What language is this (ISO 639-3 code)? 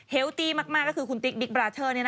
tha